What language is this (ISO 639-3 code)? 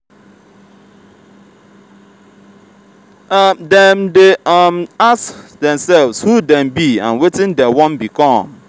pcm